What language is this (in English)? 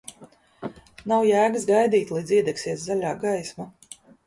Latvian